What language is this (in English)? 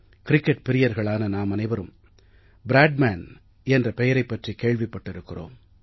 Tamil